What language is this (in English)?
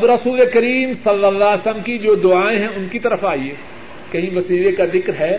Urdu